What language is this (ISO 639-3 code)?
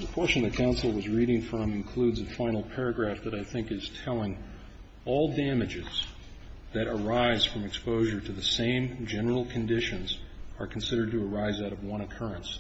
eng